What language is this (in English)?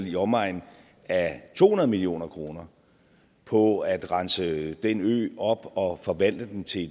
Danish